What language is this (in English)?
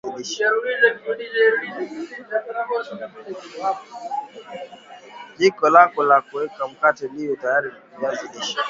Swahili